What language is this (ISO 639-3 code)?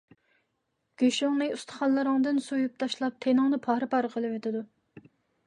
uig